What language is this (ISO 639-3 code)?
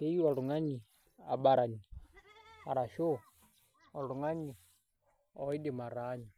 mas